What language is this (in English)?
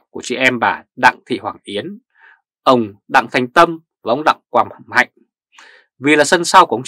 Vietnamese